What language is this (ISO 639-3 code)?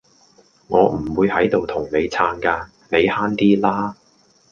yue